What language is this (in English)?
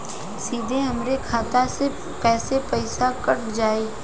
Bhojpuri